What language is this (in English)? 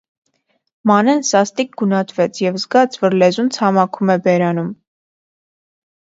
Armenian